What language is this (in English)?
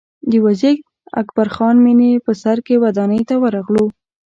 Pashto